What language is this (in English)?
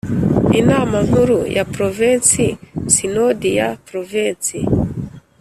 Kinyarwanda